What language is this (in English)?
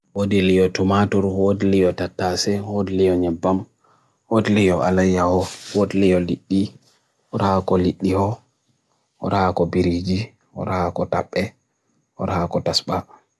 Bagirmi Fulfulde